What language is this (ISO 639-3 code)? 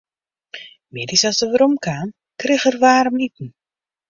fry